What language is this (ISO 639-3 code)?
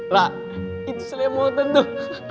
ind